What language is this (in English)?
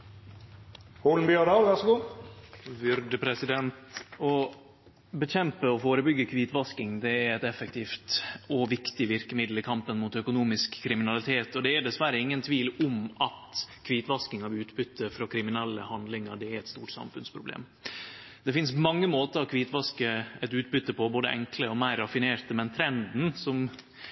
Norwegian Nynorsk